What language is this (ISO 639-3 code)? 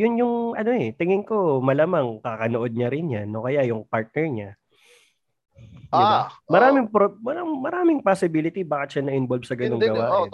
fil